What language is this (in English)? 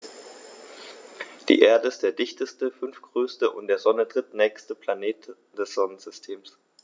German